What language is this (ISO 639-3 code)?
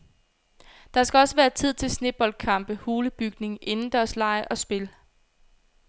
dan